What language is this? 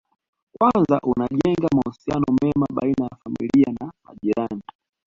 Swahili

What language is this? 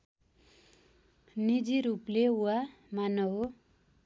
Nepali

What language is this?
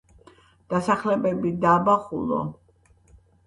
Georgian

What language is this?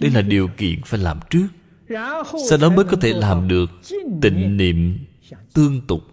Vietnamese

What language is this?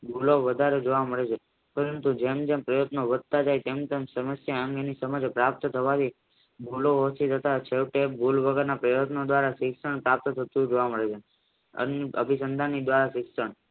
Gujarati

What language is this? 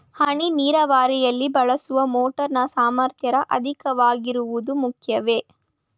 Kannada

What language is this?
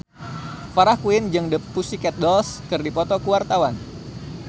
Sundanese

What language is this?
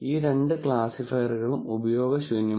Malayalam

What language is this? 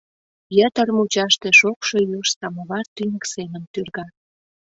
Mari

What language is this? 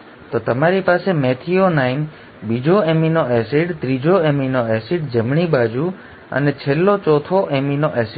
Gujarati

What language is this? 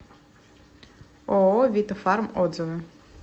Russian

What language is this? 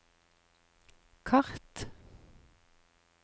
Norwegian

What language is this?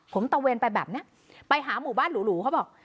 Thai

